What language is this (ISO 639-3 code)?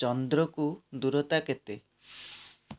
ori